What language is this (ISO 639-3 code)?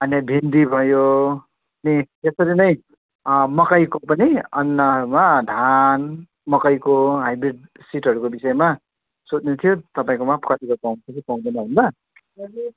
nep